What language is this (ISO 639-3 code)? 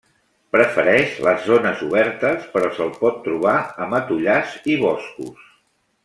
cat